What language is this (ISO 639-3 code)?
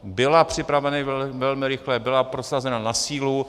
ces